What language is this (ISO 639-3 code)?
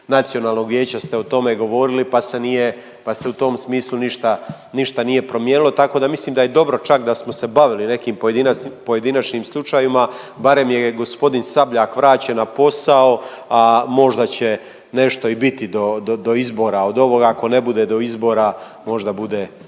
hrv